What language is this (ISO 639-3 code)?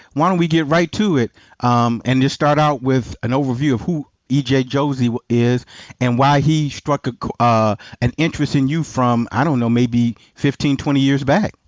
eng